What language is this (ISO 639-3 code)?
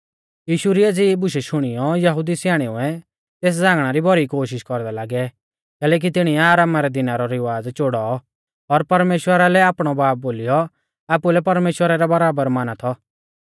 bfz